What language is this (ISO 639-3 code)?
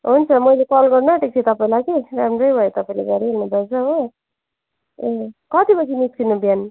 nep